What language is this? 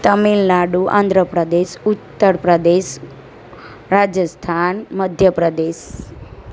Gujarati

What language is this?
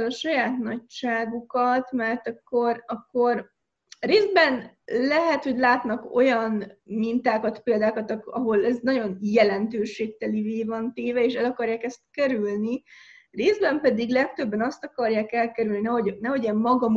Hungarian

